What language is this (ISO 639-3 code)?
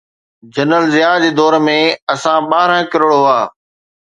snd